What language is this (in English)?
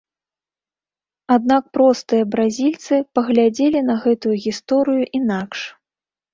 Belarusian